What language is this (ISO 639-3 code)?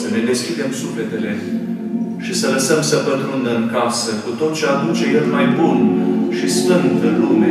ron